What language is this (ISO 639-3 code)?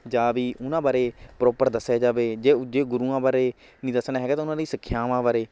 pan